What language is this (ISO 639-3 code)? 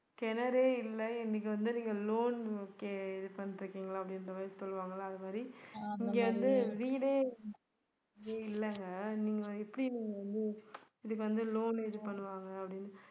tam